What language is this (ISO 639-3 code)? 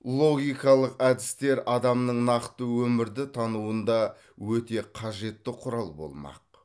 kaz